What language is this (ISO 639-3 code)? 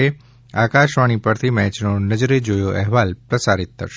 guj